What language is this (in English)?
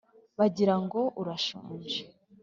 Kinyarwanda